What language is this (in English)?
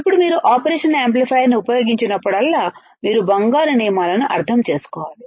Telugu